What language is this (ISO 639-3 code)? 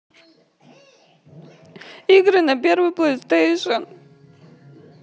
rus